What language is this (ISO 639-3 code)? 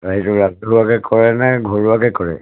asm